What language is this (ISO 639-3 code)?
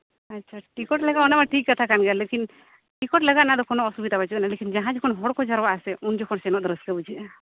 sat